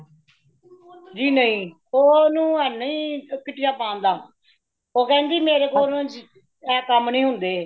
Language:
Punjabi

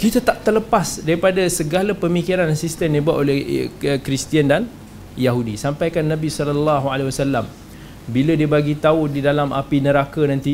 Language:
Malay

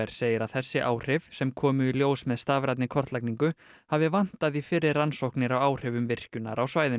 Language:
Icelandic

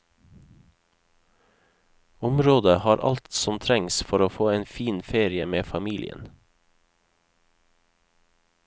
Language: Norwegian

